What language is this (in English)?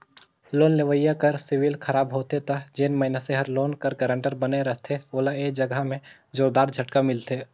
Chhattisgarhi